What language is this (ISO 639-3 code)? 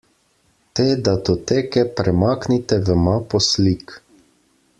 slv